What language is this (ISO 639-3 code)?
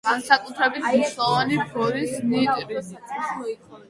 kat